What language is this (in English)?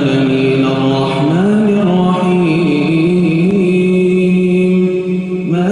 Arabic